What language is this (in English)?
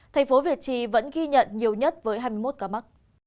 Vietnamese